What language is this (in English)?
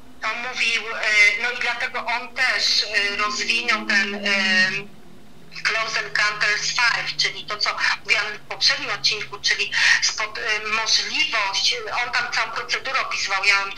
Polish